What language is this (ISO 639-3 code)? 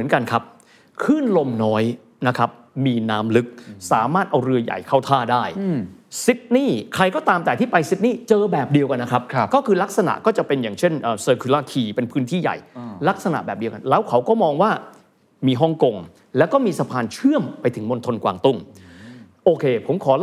tha